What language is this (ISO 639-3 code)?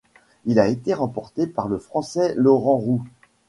fra